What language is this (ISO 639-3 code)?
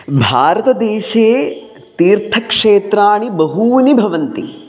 san